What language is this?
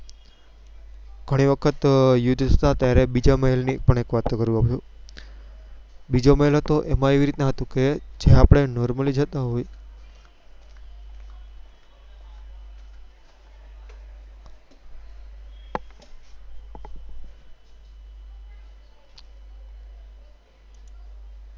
Gujarati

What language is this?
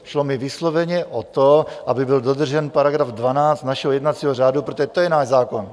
Czech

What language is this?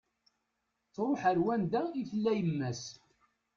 Kabyle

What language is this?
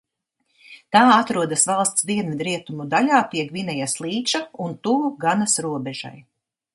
Latvian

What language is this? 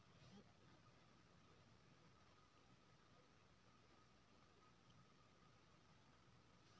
Maithili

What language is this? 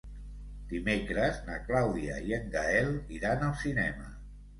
Catalan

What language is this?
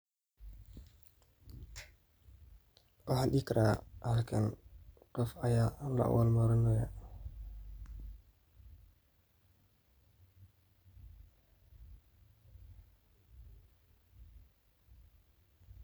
Somali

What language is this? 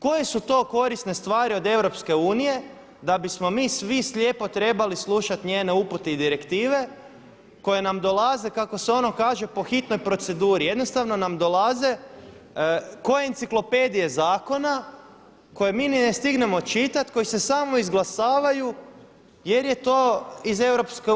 Croatian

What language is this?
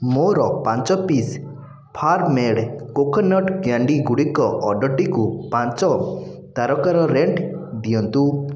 Odia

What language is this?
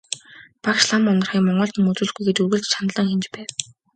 Mongolian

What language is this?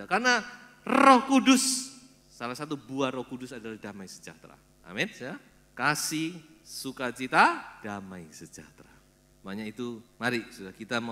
Indonesian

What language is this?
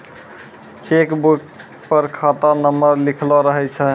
Maithili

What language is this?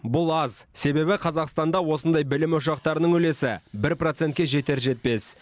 Kazakh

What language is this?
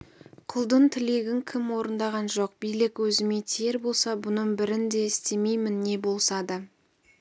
Kazakh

